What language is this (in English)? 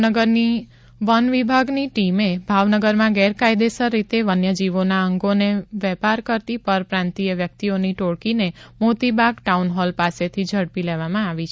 Gujarati